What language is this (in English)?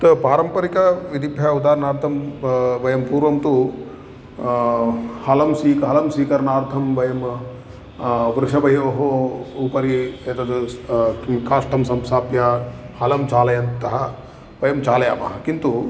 Sanskrit